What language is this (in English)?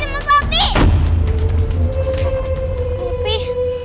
Indonesian